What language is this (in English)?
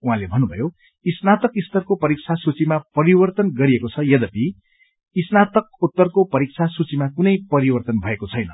Nepali